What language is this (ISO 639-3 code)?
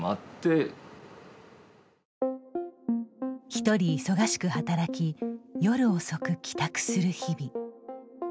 jpn